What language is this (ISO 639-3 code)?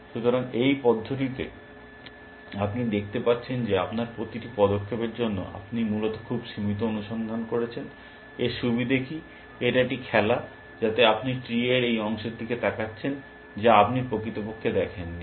ben